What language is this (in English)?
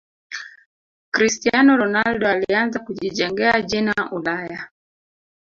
Swahili